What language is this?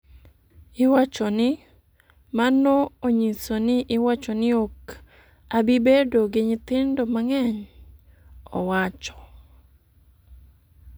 Luo (Kenya and Tanzania)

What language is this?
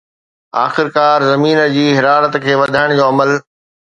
Sindhi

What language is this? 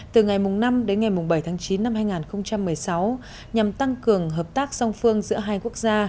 Vietnamese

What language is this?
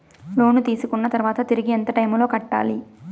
Telugu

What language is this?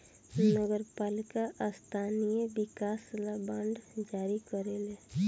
Bhojpuri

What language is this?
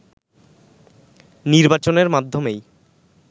Bangla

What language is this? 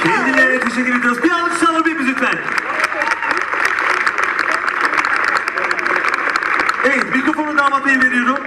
Turkish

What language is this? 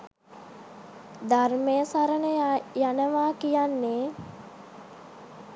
Sinhala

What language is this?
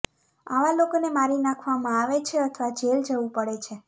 Gujarati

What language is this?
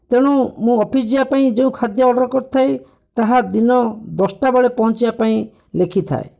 Odia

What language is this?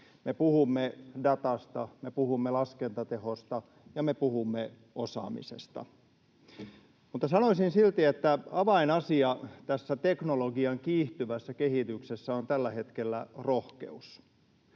Finnish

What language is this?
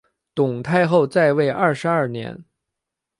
Chinese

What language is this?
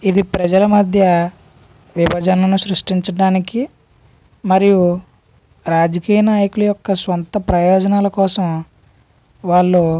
Telugu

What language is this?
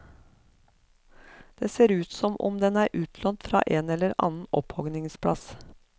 Norwegian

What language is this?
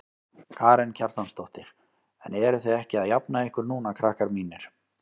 Icelandic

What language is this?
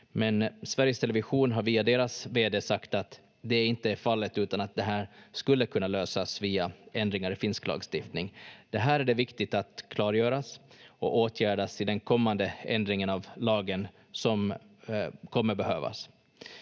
Finnish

